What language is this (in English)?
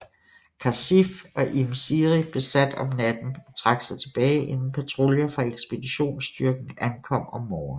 Danish